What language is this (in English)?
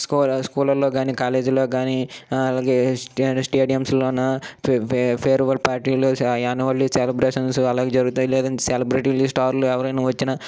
Telugu